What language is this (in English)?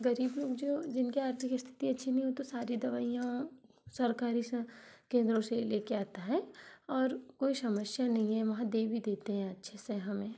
Hindi